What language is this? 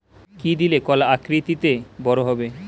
Bangla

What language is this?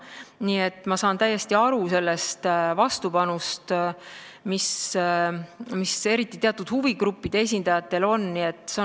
Estonian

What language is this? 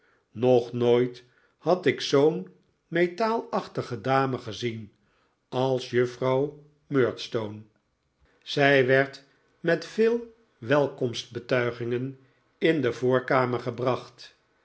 Dutch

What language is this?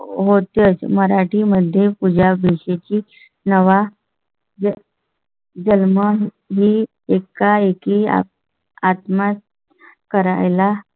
Marathi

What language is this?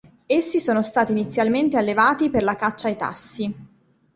Italian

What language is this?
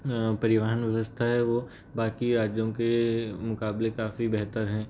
Hindi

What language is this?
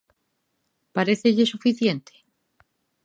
Galician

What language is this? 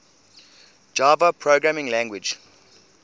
English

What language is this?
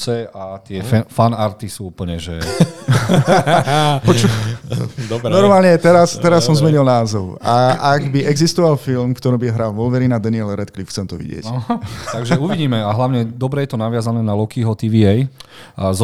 Slovak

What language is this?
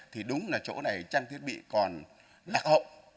Vietnamese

